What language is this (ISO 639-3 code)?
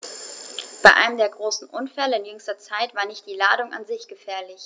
deu